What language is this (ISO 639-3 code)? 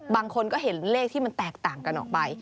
tha